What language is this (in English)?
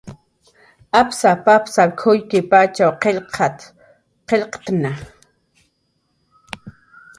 Jaqaru